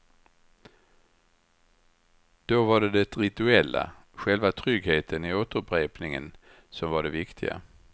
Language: Swedish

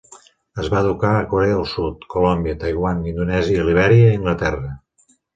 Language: Catalan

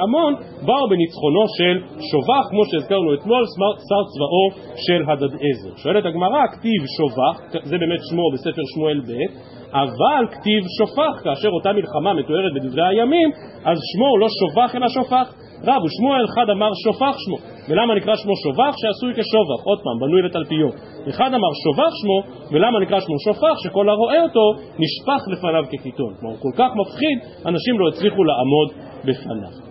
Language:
Hebrew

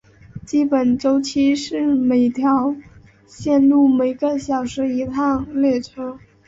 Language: Chinese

